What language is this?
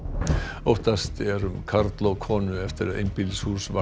Icelandic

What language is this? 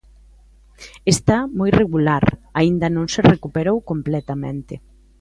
Galician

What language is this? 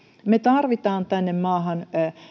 Finnish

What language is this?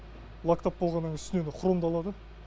Kazakh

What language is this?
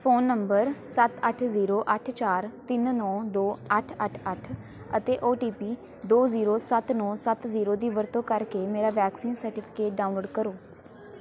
Punjabi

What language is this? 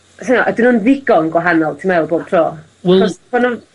Welsh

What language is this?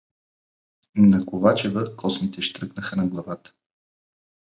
Bulgarian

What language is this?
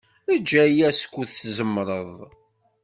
Kabyle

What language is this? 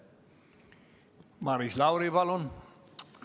Estonian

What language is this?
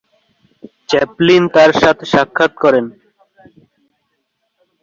Bangla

